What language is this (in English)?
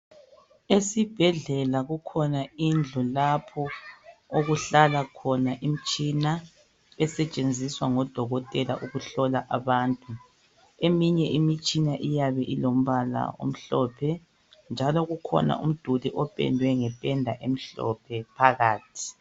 North Ndebele